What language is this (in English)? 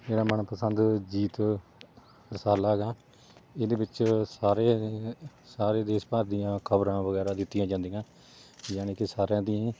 Punjabi